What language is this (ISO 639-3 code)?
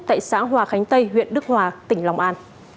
vie